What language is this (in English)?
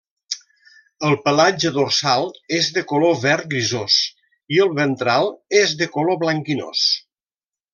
Catalan